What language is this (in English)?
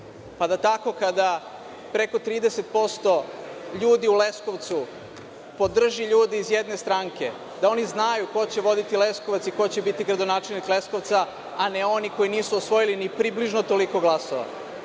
Serbian